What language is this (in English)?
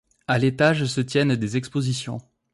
French